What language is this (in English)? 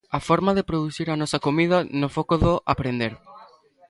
Galician